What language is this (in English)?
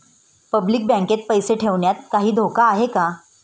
Marathi